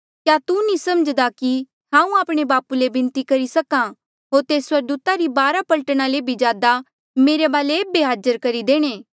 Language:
Mandeali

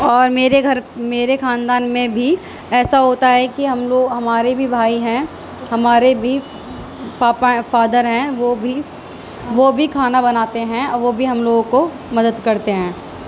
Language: Urdu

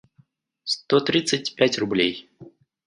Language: Russian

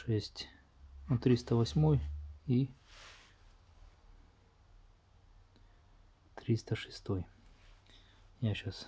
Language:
Russian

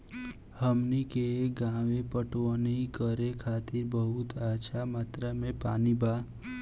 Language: Bhojpuri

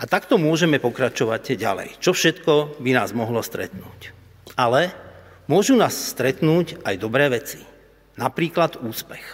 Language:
Slovak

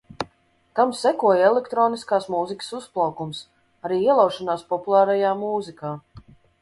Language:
Latvian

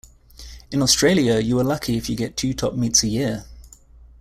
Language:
English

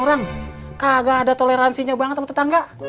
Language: Indonesian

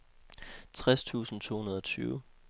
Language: Danish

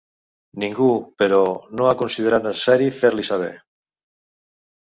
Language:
Catalan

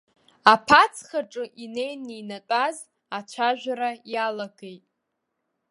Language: Abkhazian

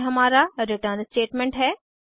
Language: Hindi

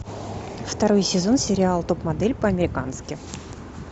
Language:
Russian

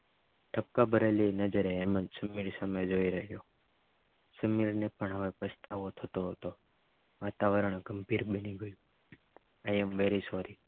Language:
Gujarati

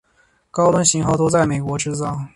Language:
Chinese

